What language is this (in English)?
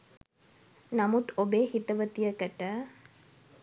Sinhala